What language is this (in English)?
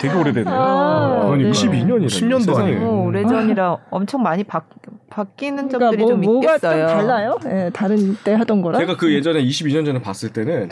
Korean